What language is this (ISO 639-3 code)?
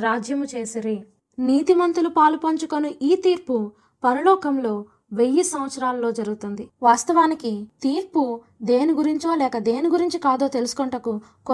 tel